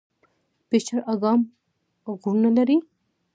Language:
Pashto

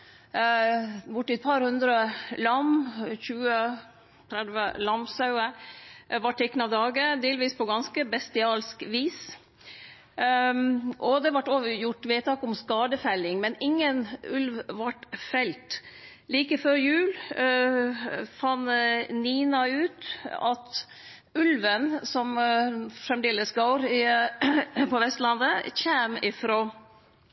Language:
Norwegian Nynorsk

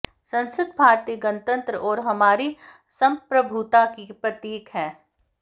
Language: Hindi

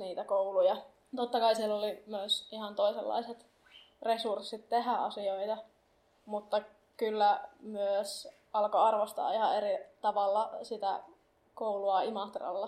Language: Finnish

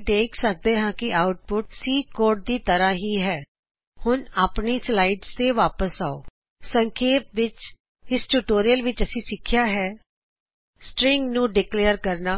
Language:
Punjabi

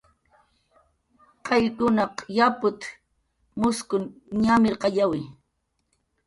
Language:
Jaqaru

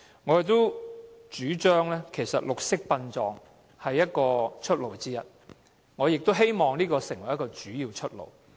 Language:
Cantonese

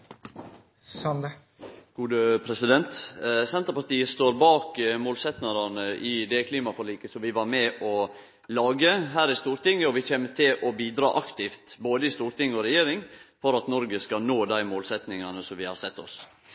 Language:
Norwegian Nynorsk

